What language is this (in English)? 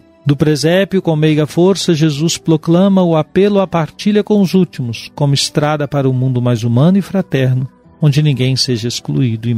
Portuguese